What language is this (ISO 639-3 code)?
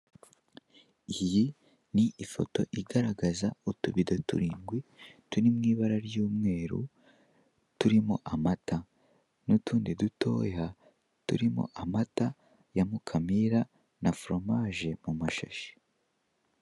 kin